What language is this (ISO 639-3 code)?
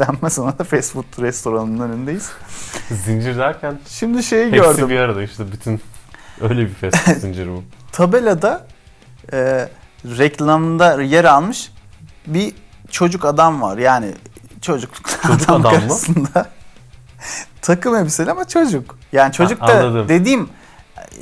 tur